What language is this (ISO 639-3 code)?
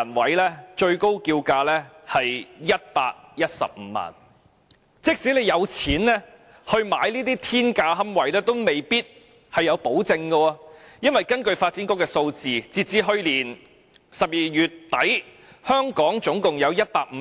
yue